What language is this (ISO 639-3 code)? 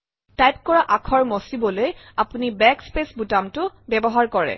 asm